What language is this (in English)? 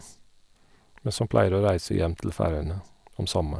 Norwegian